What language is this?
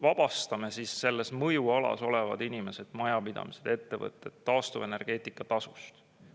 Estonian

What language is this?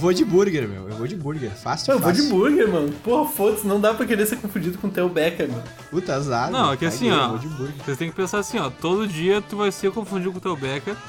Portuguese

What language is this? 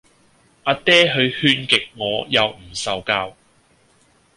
Cantonese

